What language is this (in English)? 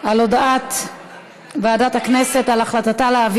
Hebrew